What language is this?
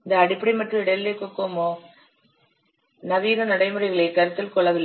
Tamil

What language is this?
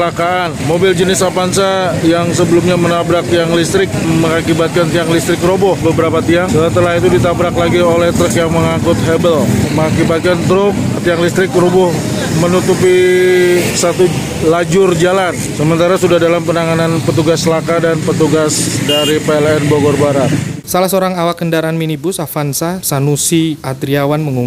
Indonesian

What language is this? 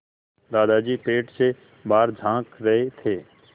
Hindi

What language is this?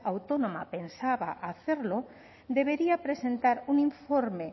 Spanish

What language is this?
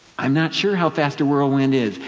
English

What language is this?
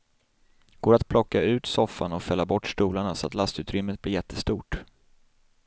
Swedish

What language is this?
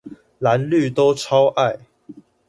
Chinese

